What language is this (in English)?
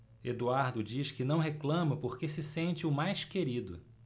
Portuguese